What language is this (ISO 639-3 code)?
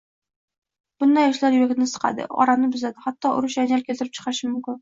uzb